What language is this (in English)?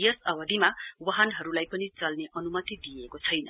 Nepali